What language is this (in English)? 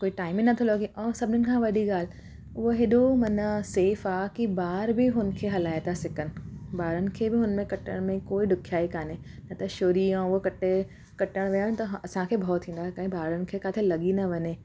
Sindhi